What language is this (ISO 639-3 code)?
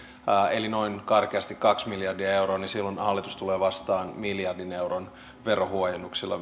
fin